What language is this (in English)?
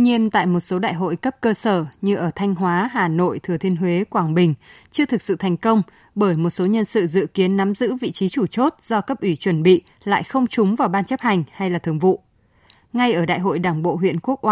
Vietnamese